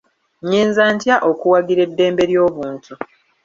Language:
Ganda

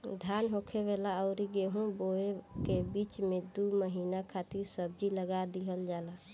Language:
Bhojpuri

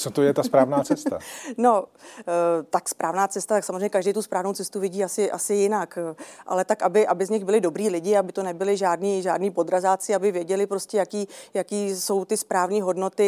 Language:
Czech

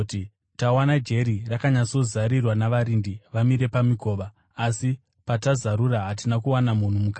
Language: Shona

